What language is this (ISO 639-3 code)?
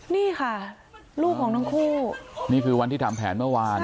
tha